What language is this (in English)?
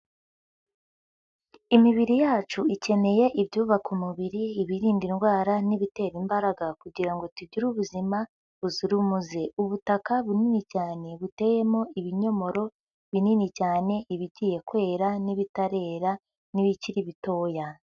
Kinyarwanda